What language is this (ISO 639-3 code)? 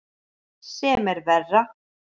isl